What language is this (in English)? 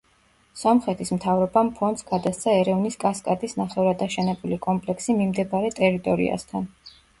Georgian